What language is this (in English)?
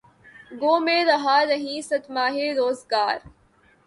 Urdu